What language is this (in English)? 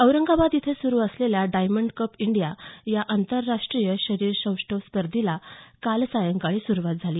Marathi